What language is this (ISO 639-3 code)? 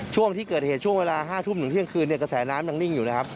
tha